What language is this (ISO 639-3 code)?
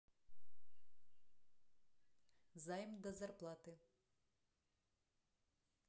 rus